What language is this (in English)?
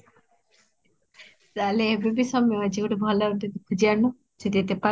Odia